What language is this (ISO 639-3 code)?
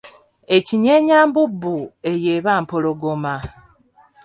lug